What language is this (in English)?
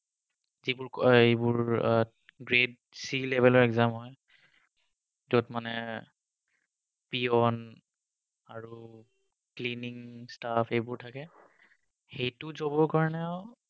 Assamese